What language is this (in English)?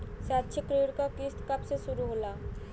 Bhojpuri